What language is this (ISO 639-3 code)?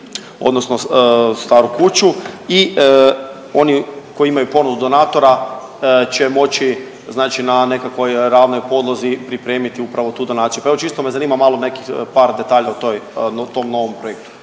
hrv